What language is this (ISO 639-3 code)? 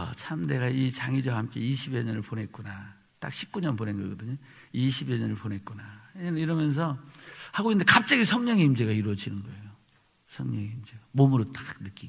kor